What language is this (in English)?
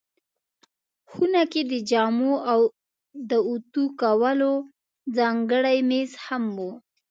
Pashto